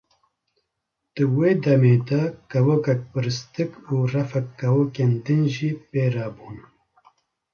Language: Kurdish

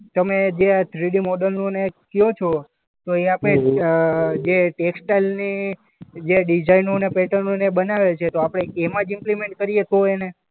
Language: Gujarati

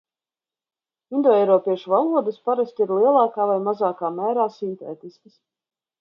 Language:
Latvian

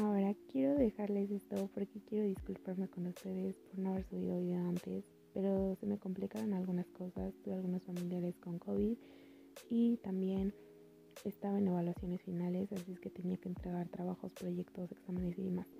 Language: Spanish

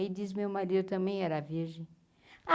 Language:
Portuguese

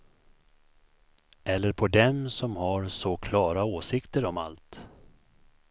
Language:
Swedish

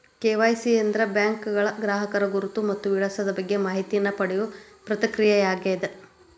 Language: Kannada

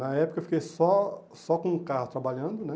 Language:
Portuguese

